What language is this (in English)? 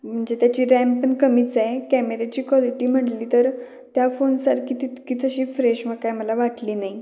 Marathi